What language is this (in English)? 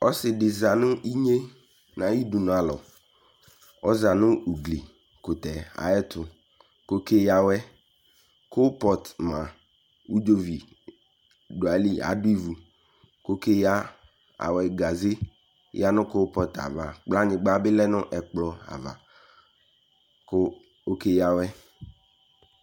Ikposo